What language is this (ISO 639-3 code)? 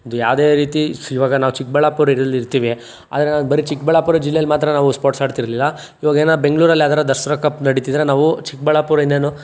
kan